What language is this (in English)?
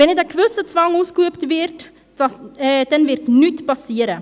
Swiss German